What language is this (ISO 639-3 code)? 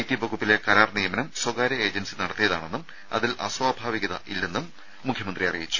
mal